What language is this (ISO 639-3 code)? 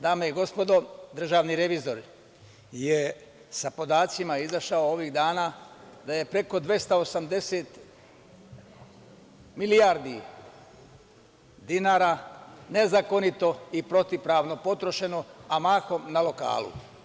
srp